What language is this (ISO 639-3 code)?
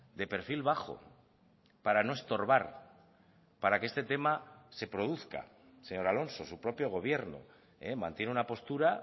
spa